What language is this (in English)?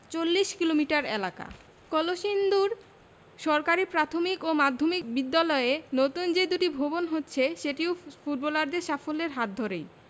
Bangla